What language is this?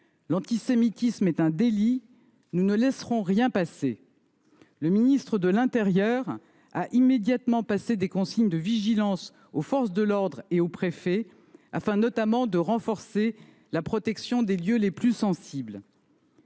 French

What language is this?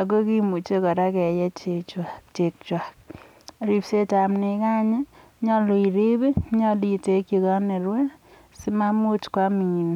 Kalenjin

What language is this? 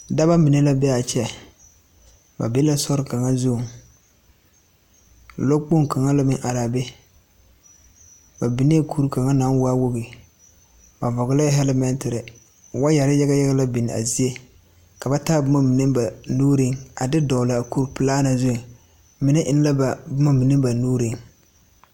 Southern Dagaare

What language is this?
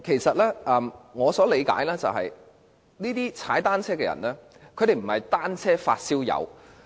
Cantonese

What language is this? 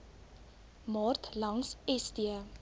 Afrikaans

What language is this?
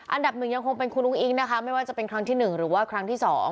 Thai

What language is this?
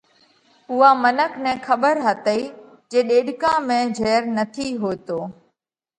Parkari Koli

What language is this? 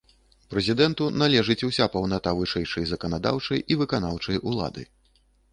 Belarusian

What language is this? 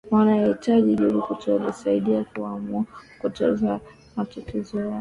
Swahili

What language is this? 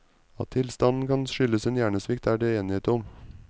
Norwegian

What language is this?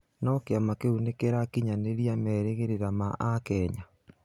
Kikuyu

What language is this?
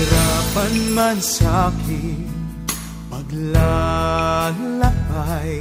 Filipino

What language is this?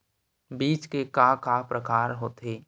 Chhattisgarhi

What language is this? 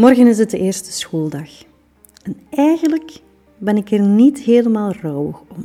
Dutch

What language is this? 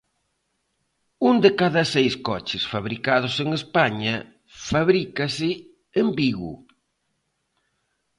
Galician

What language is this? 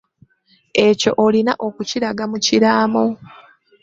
Ganda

